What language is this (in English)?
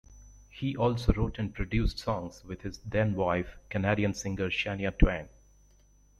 English